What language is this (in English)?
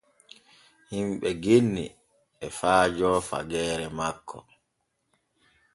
Borgu Fulfulde